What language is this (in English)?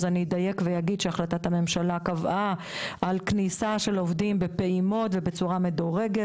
Hebrew